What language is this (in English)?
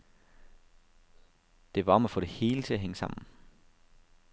Danish